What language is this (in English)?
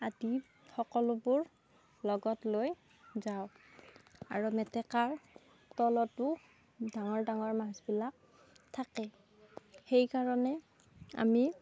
Assamese